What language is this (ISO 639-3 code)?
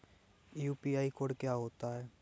hin